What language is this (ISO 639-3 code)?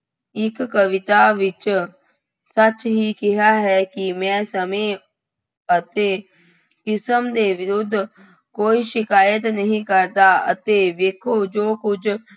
pan